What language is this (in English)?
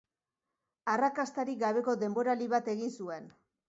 Basque